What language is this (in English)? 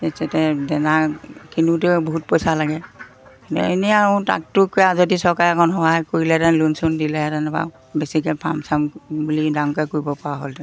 Assamese